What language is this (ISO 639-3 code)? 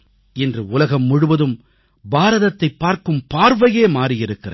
tam